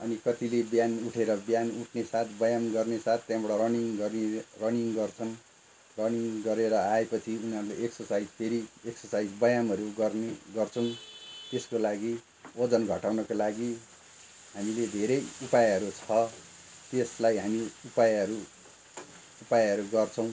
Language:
Nepali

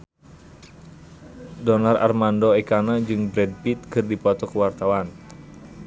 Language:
Sundanese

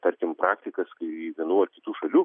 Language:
Lithuanian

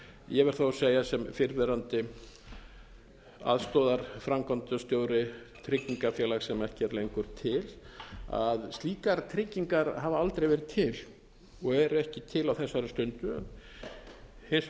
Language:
Icelandic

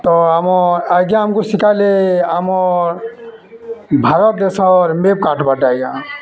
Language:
Odia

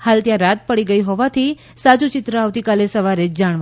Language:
Gujarati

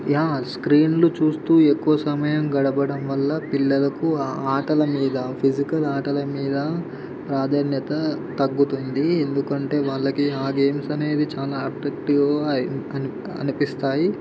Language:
Telugu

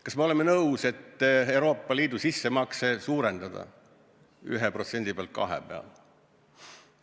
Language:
Estonian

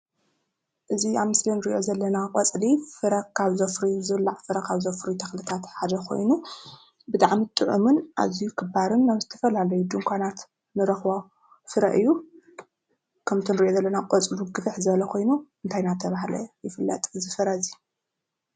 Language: Tigrinya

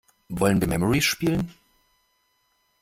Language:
German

